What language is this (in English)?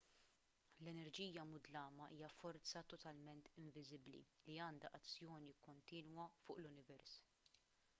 Maltese